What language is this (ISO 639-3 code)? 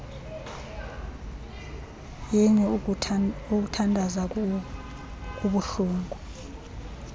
xho